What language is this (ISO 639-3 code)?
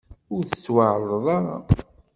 kab